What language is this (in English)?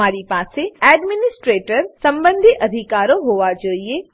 Gujarati